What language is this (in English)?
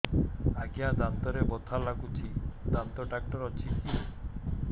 Odia